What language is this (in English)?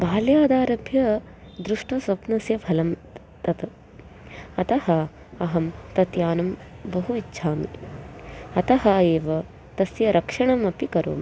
Sanskrit